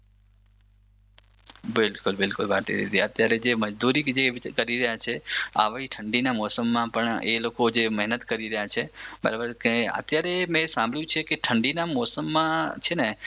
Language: Gujarati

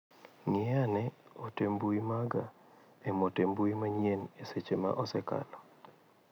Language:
Luo (Kenya and Tanzania)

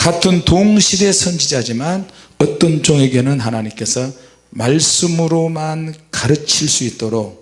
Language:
Korean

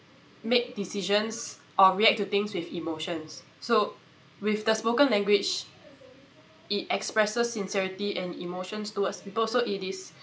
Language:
English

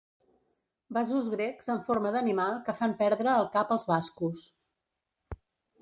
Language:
Catalan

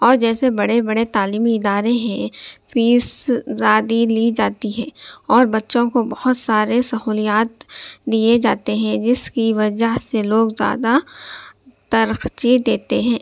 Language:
Urdu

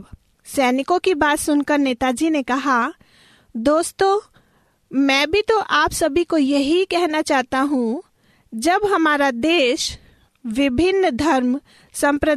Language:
Hindi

